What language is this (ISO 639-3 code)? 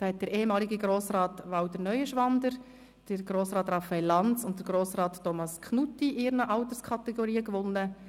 gsw